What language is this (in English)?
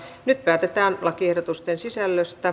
Finnish